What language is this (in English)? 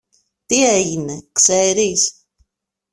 Greek